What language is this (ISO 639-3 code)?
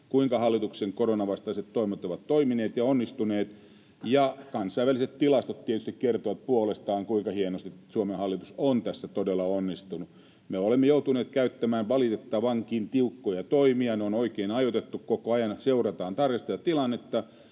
fin